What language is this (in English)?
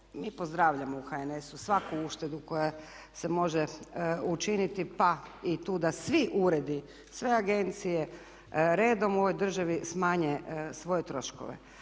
Croatian